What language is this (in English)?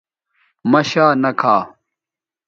Bateri